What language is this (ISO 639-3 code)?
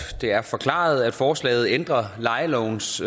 dan